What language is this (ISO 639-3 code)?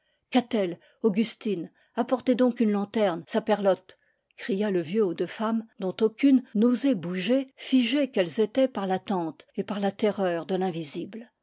fra